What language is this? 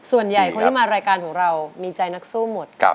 Thai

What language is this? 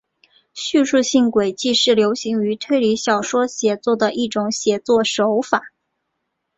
Chinese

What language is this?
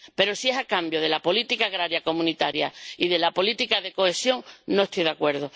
Spanish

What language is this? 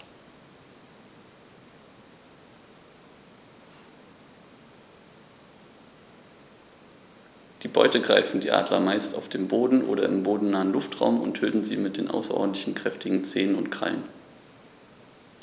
German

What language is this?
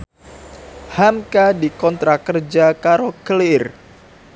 Javanese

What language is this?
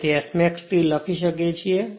Gujarati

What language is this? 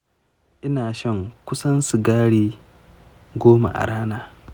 Hausa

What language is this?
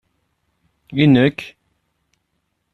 Kabyle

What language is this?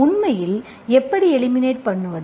Tamil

